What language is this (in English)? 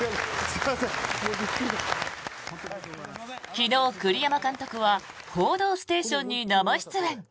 Japanese